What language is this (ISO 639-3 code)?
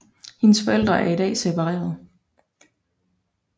dan